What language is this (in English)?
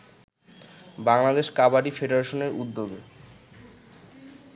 Bangla